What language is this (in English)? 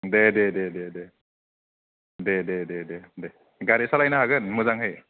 Bodo